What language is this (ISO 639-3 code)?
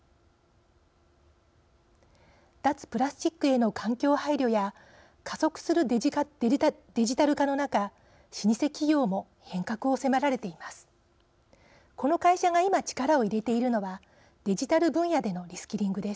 jpn